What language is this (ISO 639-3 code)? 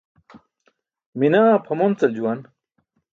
bsk